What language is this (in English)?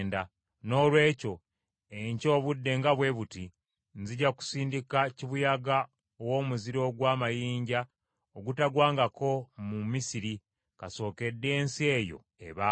Ganda